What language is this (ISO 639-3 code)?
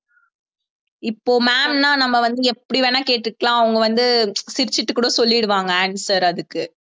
tam